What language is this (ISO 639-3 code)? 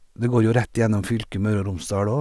nor